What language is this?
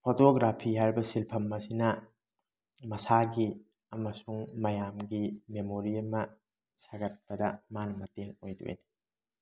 Manipuri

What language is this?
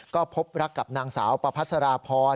Thai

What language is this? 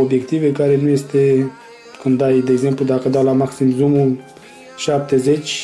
Romanian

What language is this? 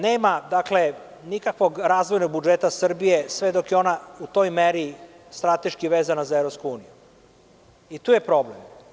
Serbian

